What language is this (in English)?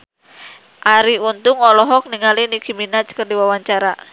Sundanese